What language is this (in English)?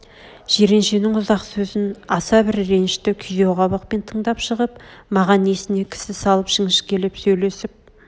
Kazakh